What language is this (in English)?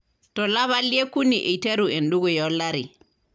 Masai